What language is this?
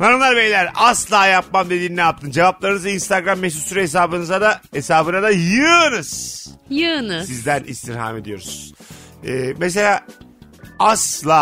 Turkish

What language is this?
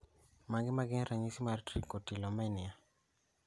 Luo (Kenya and Tanzania)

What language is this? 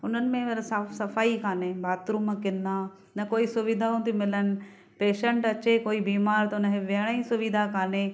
Sindhi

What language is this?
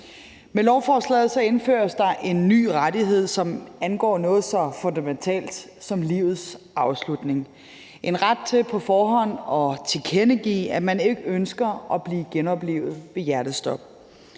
Danish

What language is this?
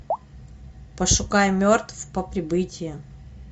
Russian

